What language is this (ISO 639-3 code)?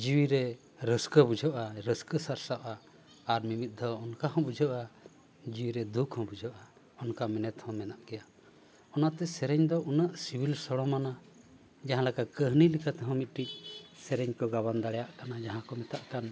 sat